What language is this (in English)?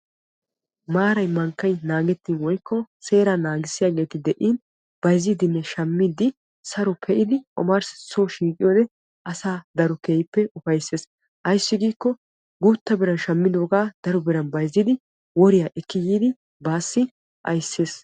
Wolaytta